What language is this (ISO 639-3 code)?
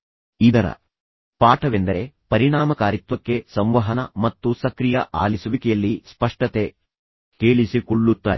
kan